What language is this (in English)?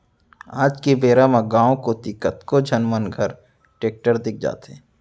Chhattisgarhi